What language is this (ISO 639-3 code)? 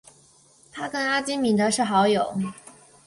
zho